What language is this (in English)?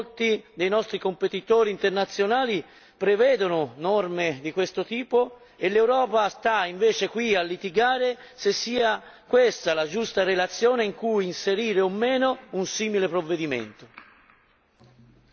Italian